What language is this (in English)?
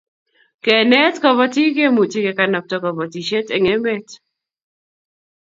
Kalenjin